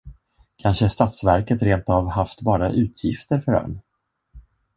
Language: Swedish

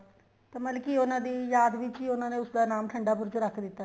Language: Punjabi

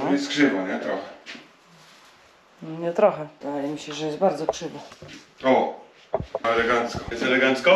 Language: Polish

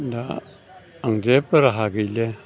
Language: Bodo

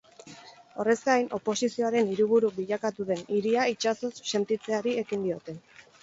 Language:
Basque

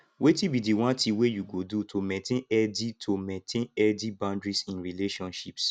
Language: Nigerian Pidgin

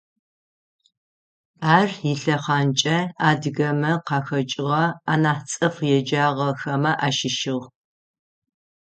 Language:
Adyghe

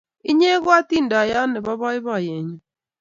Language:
Kalenjin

